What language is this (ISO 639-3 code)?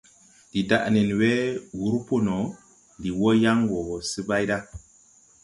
tui